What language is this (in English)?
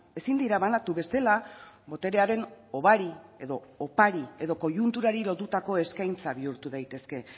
Basque